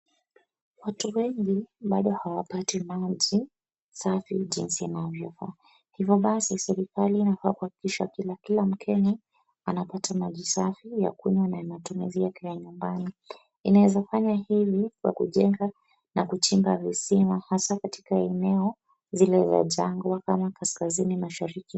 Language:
Swahili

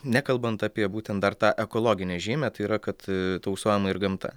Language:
Lithuanian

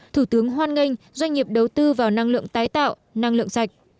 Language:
Vietnamese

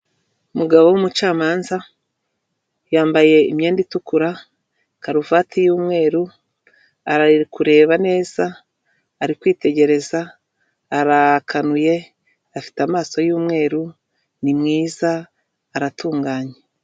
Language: Kinyarwanda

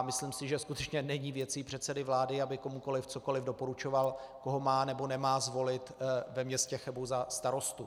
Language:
Czech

